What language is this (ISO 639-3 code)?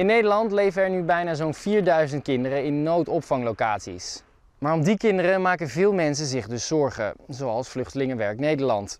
nld